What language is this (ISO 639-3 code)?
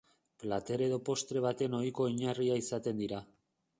eus